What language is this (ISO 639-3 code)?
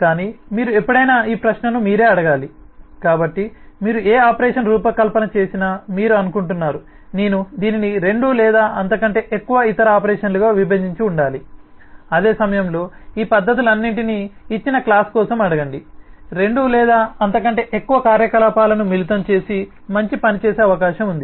tel